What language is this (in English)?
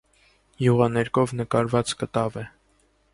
Armenian